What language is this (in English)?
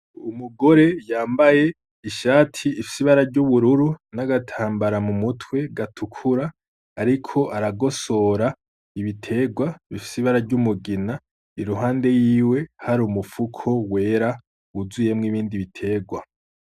Rundi